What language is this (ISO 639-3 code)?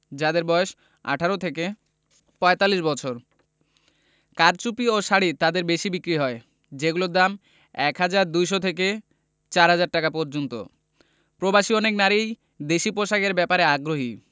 ben